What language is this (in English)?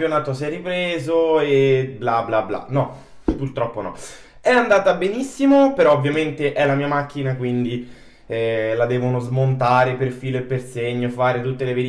Italian